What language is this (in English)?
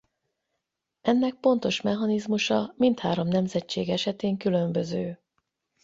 Hungarian